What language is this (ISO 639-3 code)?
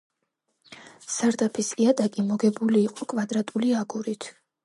kat